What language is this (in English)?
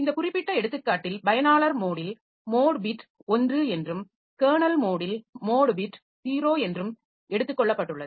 Tamil